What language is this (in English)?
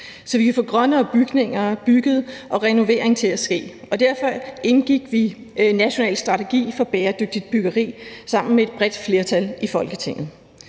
Danish